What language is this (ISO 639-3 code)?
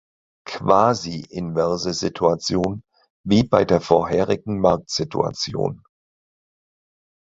deu